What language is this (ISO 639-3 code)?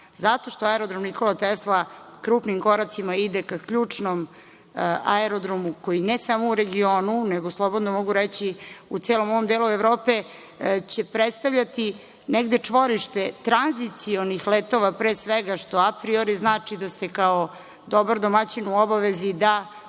srp